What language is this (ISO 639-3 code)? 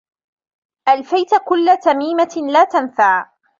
ara